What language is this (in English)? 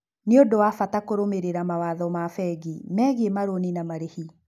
Kikuyu